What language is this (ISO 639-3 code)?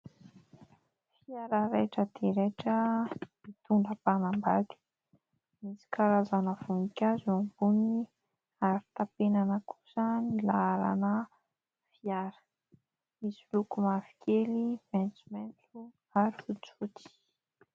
mlg